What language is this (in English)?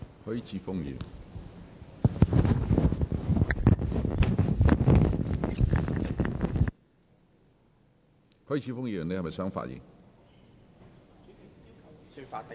Cantonese